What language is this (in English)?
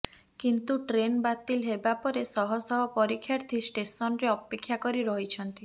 Odia